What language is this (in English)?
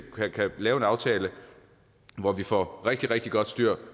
Danish